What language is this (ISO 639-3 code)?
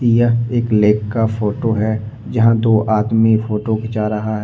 hin